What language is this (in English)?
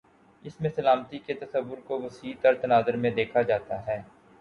Urdu